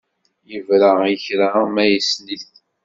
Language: Kabyle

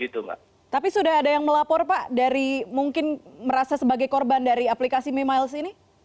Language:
Indonesian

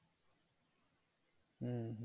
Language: Bangla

